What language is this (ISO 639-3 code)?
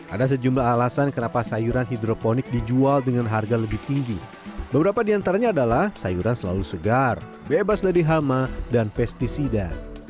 ind